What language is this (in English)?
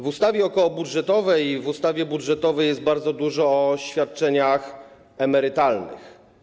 Polish